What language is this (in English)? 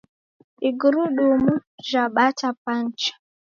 Taita